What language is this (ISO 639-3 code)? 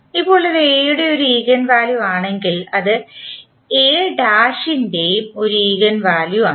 mal